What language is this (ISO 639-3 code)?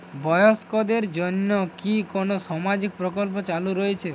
ben